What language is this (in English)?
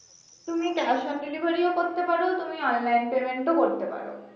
Bangla